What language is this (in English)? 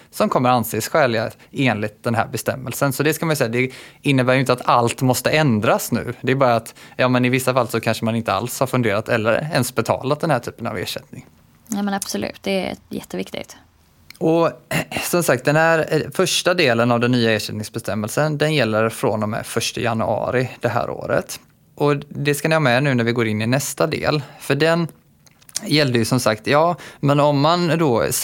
Swedish